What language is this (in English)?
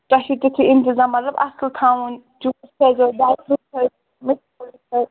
Kashmiri